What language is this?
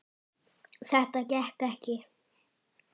Icelandic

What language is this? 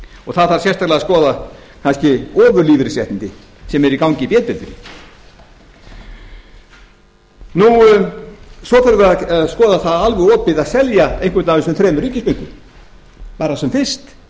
Icelandic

